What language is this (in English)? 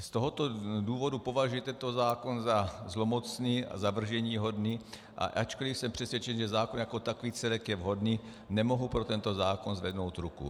Czech